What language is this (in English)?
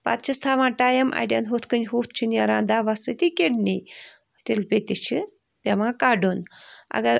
Kashmiri